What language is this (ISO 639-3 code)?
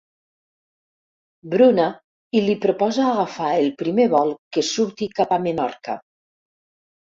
cat